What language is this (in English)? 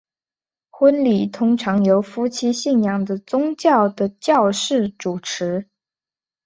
Chinese